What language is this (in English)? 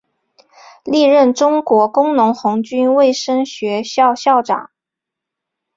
Chinese